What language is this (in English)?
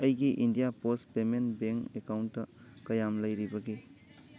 Manipuri